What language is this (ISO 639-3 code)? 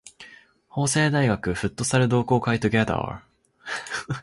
jpn